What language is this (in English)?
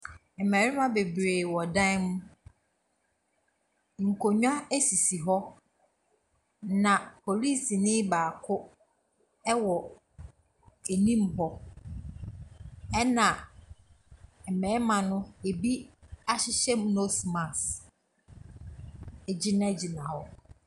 Akan